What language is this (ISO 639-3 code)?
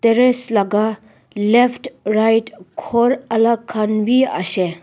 nag